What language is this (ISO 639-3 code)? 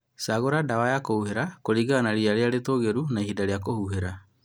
kik